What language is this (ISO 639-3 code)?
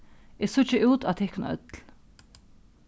fao